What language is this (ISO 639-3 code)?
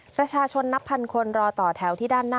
tha